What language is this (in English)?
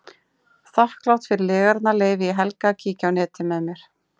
Icelandic